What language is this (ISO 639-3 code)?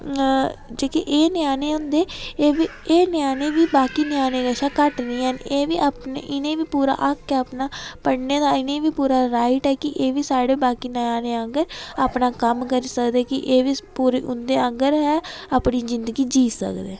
doi